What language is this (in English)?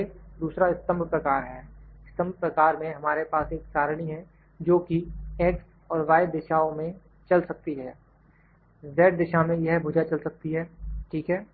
Hindi